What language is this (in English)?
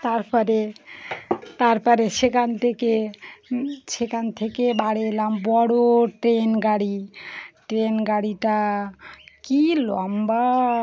Bangla